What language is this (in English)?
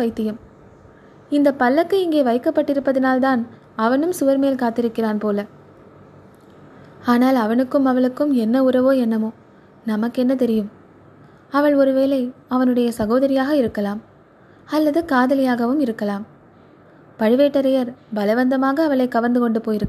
Tamil